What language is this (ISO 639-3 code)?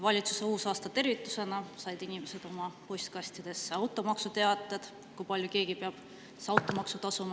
est